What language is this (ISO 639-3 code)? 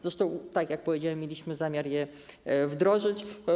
pol